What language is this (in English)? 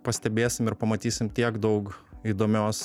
Lithuanian